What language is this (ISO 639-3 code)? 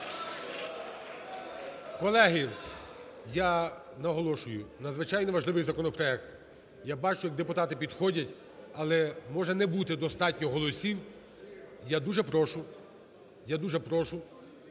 ukr